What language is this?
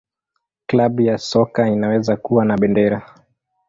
Swahili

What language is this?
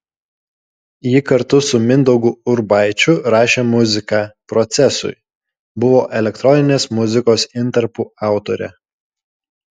Lithuanian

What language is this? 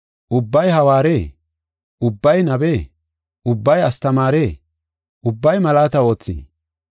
Gofa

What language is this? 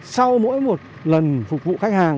Vietnamese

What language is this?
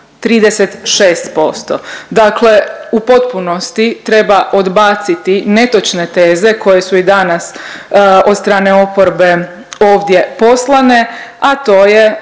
Croatian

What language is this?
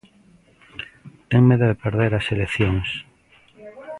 Galician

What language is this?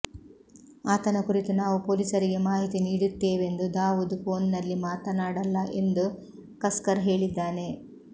Kannada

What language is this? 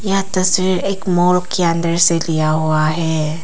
Hindi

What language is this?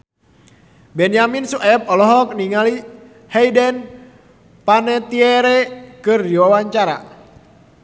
Sundanese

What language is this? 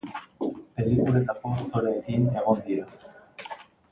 Basque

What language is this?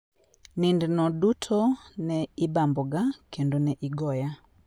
Luo (Kenya and Tanzania)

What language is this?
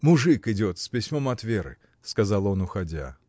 Russian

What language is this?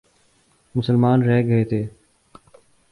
Urdu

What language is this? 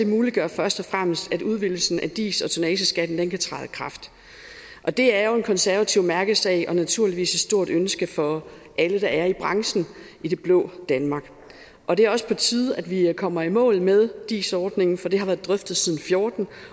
Danish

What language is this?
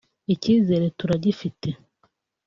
Kinyarwanda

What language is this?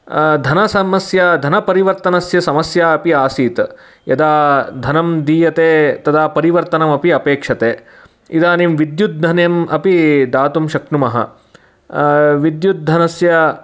Sanskrit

